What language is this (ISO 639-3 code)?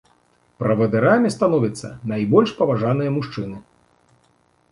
bel